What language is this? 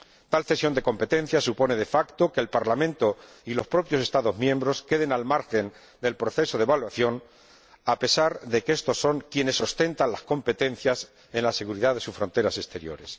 Spanish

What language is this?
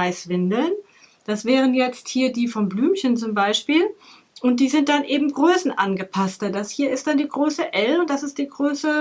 German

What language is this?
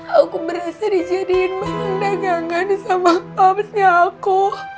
Indonesian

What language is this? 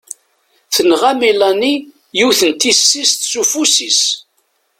Kabyle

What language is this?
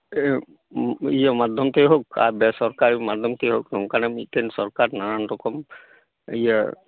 Santali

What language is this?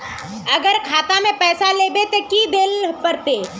Magahi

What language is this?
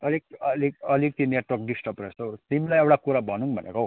Nepali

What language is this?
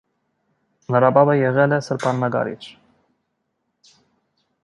Armenian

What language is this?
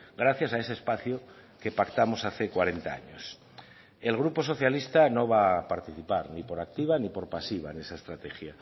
Spanish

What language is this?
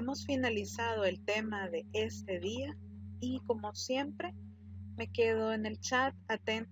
Spanish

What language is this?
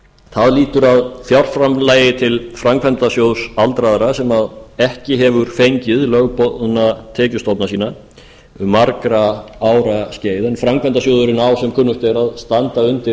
Icelandic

